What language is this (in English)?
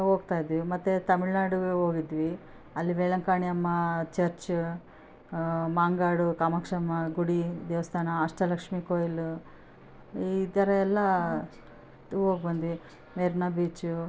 Kannada